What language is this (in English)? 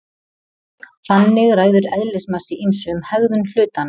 Icelandic